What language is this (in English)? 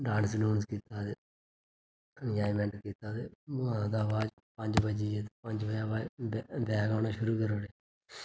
Dogri